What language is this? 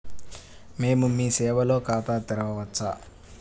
Telugu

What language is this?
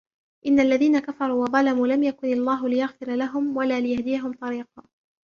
Arabic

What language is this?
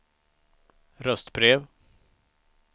Swedish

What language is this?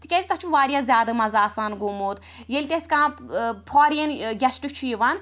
Kashmiri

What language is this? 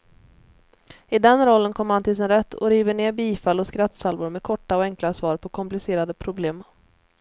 Swedish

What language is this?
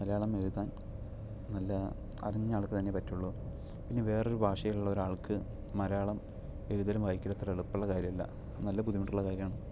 Malayalam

